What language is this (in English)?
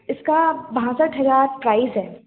Hindi